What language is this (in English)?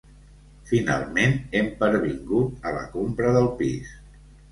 Catalan